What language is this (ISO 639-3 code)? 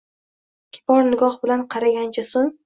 uzb